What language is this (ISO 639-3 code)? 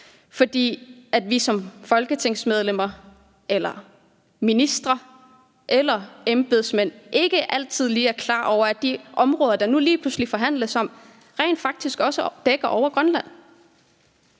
dan